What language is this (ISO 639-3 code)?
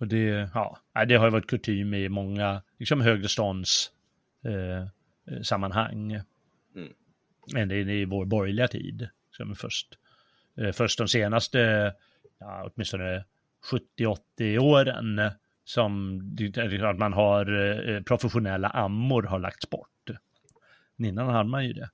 swe